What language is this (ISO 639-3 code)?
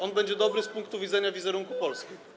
pol